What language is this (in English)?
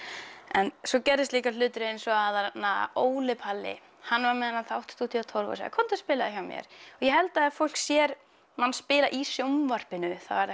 Icelandic